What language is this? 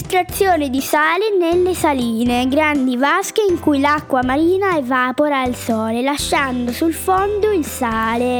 Italian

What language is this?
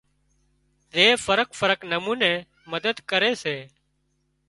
Wadiyara Koli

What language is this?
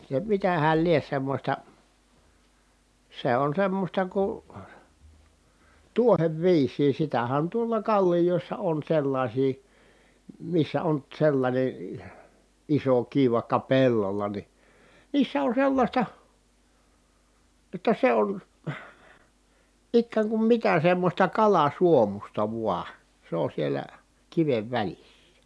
Finnish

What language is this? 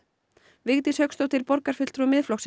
Icelandic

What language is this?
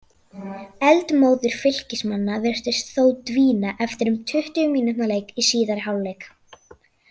Icelandic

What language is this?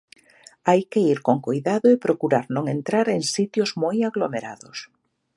Galician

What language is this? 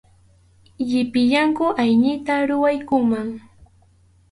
Arequipa-La Unión Quechua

